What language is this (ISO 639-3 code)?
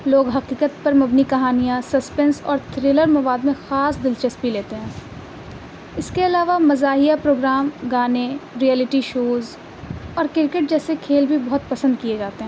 urd